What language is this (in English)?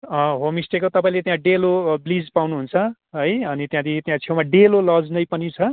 Nepali